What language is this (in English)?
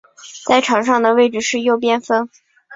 Chinese